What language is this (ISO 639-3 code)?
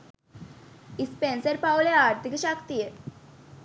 sin